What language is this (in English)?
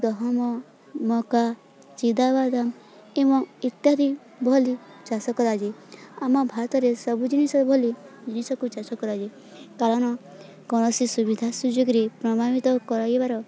Odia